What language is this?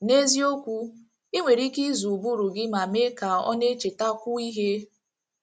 Igbo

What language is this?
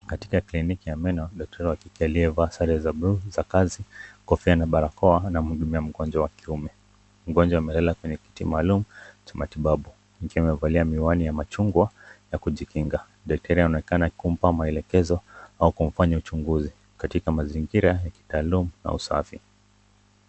Swahili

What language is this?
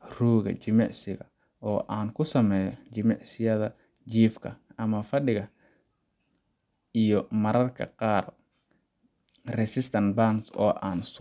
Somali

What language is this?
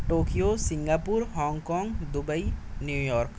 Urdu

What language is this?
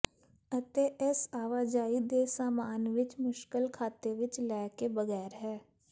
Punjabi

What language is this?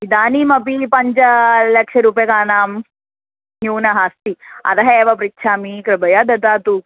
Sanskrit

